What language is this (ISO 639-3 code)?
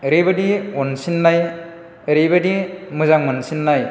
brx